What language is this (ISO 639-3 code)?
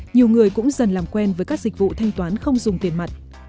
vie